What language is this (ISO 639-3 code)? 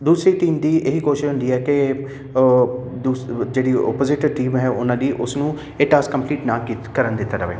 pan